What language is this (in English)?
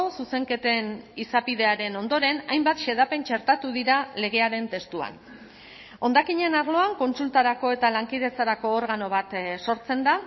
Basque